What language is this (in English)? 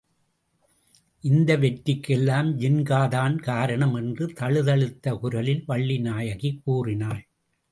Tamil